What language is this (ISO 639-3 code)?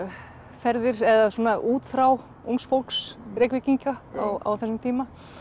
isl